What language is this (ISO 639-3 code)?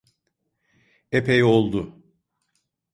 tur